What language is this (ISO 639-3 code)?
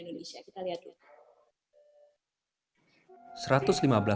ind